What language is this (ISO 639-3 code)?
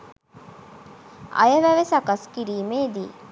sin